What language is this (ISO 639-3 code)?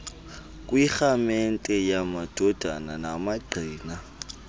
xho